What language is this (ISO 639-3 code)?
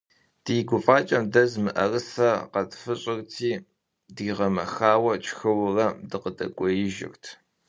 kbd